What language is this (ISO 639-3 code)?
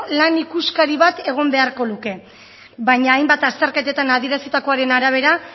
eus